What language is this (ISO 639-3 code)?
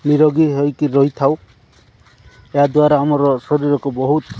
ori